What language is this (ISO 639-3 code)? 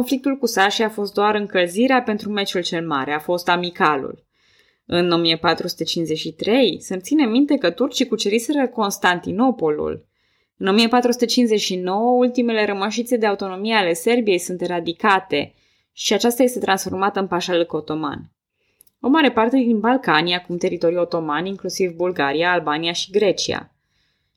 ron